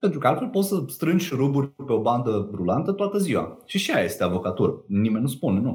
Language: Romanian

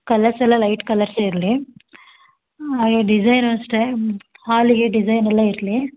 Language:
Kannada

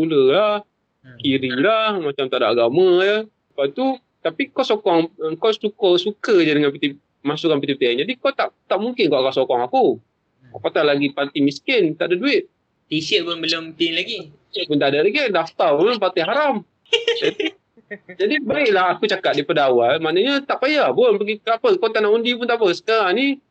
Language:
Malay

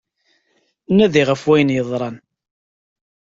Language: Kabyle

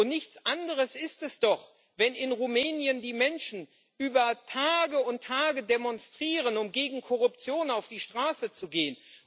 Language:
German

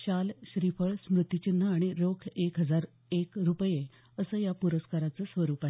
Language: Marathi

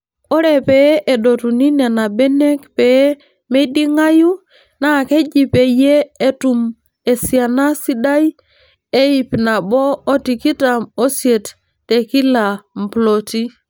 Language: Masai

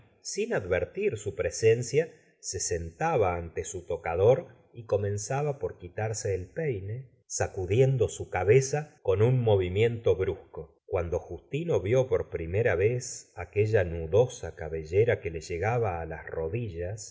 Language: Spanish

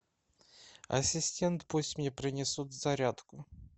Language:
Russian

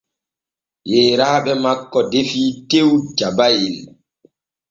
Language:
Borgu Fulfulde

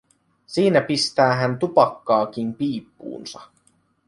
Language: Finnish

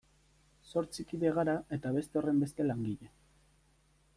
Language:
Basque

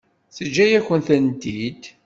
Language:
Kabyle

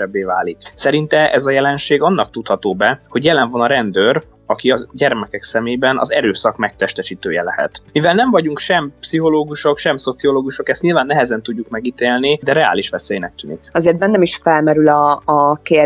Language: Hungarian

